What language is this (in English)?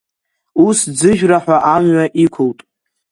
Abkhazian